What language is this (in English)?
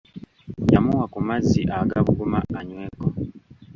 Ganda